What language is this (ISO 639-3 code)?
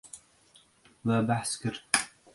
kur